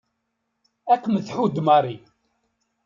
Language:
Kabyle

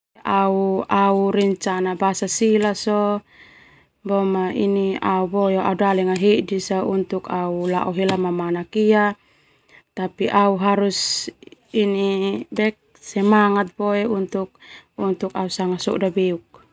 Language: Termanu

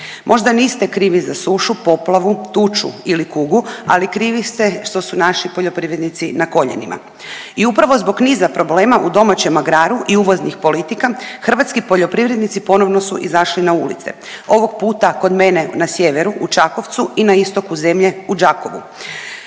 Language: Croatian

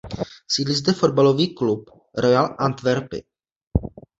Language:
Czech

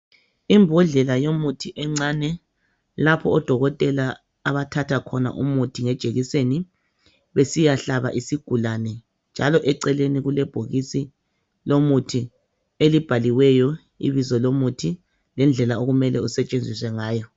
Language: North Ndebele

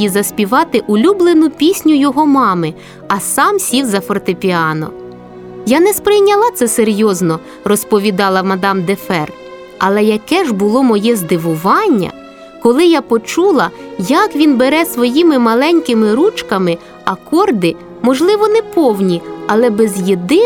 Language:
Ukrainian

